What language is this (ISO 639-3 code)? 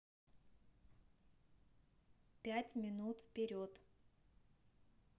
rus